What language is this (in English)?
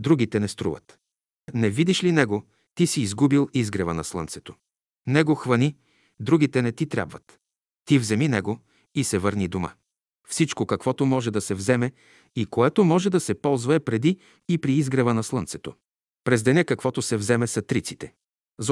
Bulgarian